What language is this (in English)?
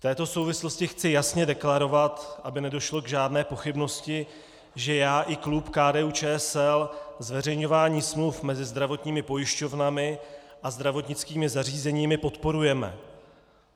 Czech